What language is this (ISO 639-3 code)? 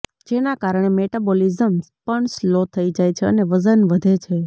guj